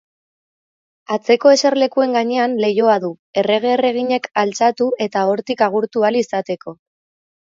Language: Basque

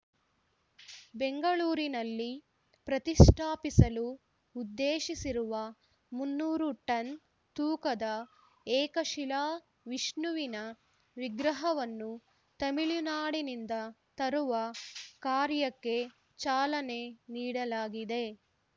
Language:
Kannada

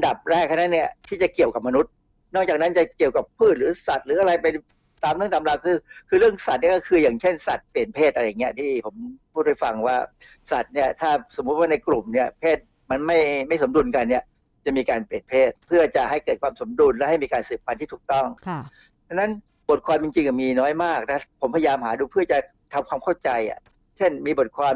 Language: Thai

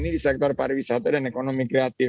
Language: Indonesian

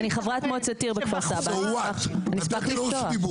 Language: Hebrew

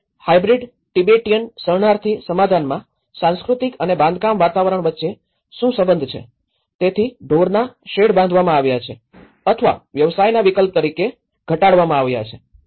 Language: Gujarati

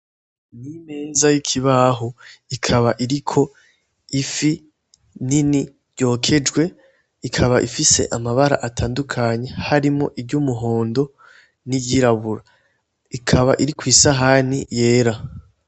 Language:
Rundi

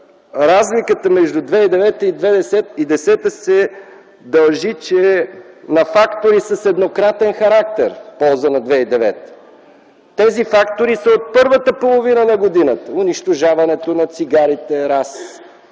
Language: Bulgarian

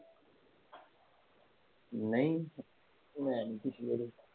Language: Punjabi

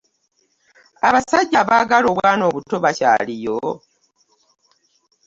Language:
Ganda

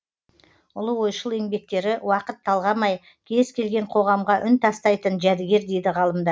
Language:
Kazakh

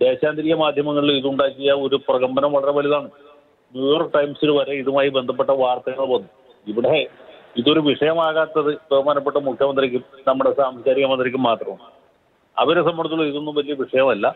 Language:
Malayalam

